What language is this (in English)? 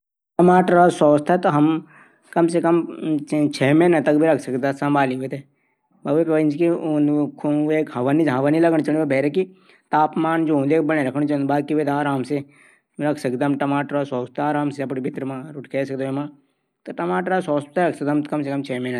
Garhwali